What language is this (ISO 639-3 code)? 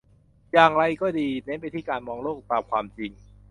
tha